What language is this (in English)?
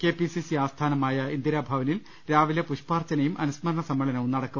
Malayalam